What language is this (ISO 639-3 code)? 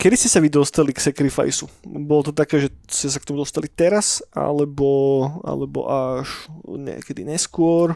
slk